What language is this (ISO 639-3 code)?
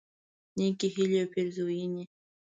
pus